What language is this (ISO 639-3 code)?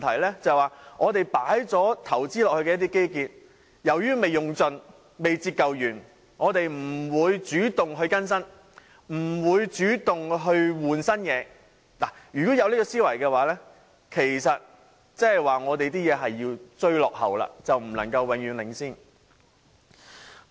yue